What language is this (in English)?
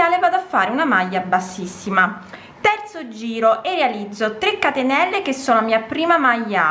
Italian